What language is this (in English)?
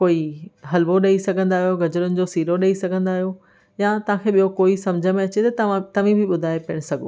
Sindhi